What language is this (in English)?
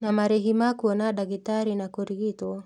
Kikuyu